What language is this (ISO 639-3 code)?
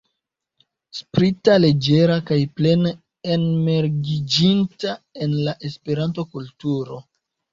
epo